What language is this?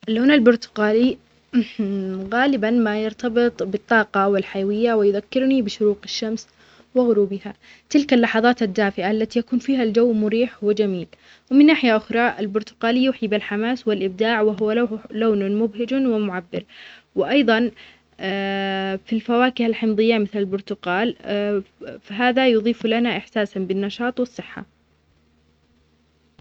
Omani Arabic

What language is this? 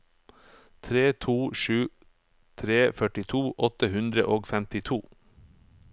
Norwegian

